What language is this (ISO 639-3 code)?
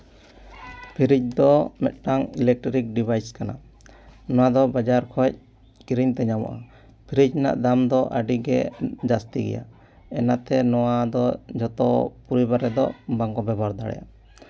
sat